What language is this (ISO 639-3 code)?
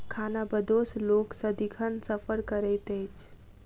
mai